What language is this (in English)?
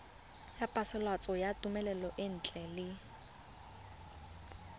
Tswana